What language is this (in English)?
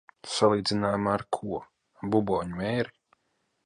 Latvian